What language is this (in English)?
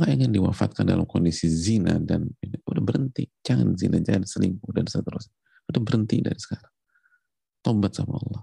Indonesian